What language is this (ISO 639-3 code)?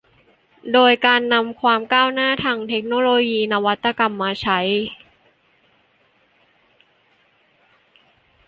tha